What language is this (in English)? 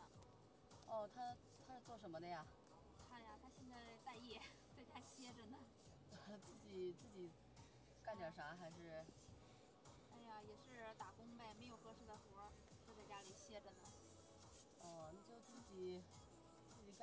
Chinese